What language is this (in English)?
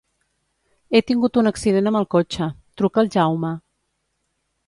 Catalan